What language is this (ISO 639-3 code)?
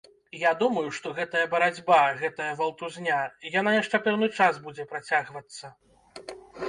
bel